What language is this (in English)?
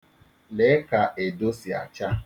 Igbo